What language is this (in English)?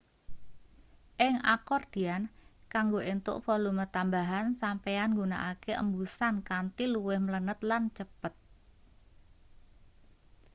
Javanese